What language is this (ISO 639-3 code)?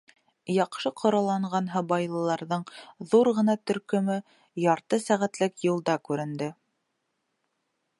bak